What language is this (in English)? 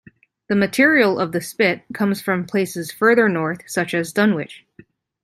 English